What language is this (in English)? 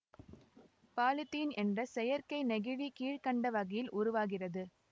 Tamil